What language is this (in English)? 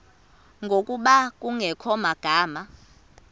Xhosa